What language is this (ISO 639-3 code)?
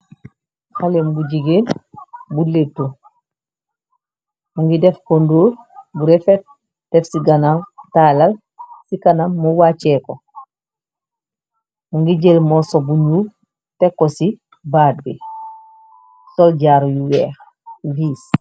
wol